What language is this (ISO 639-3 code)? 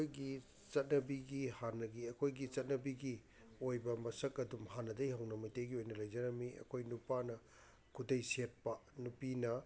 mni